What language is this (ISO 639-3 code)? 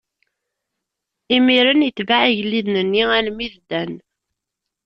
kab